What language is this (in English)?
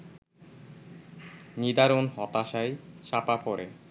Bangla